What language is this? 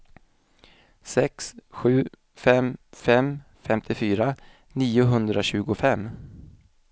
Swedish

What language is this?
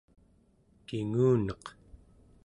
Central Yupik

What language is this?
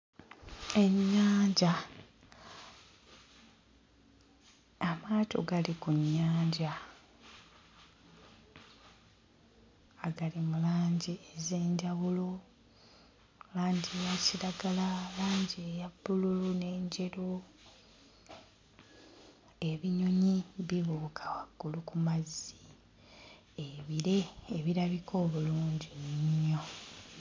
Ganda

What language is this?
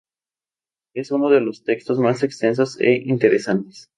Spanish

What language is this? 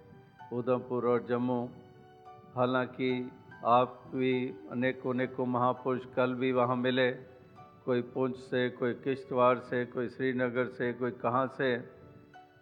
Hindi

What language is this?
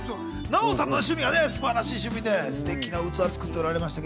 Japanese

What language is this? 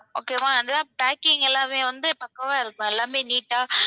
Tamil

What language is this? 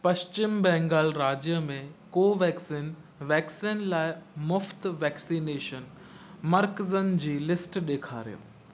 Sindhi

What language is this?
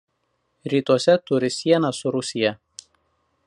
Lithuanian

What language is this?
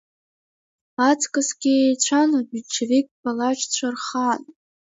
Abkhazian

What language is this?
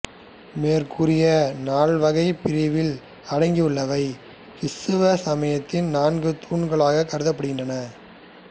Tamil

